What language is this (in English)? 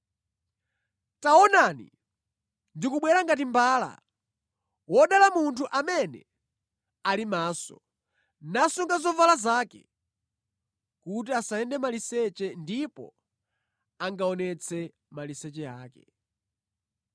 Nyanja